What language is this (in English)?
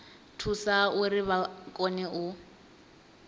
Venda